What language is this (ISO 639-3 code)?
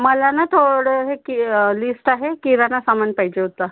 mar